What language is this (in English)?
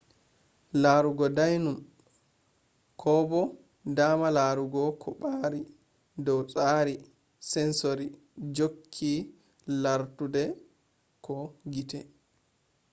Fula